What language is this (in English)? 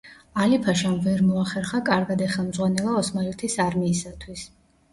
Georgian